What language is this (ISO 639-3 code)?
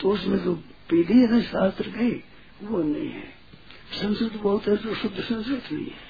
hin